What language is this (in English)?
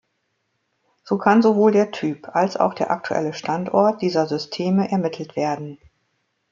German